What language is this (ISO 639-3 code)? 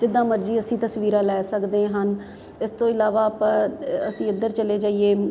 pan